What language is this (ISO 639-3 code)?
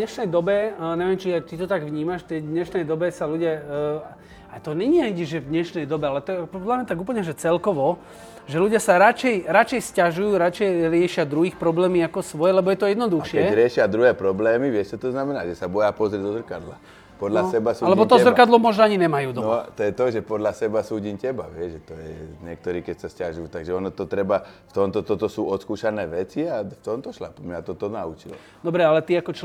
slk